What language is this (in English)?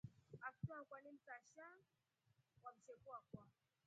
Rombo